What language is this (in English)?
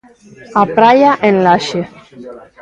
Galician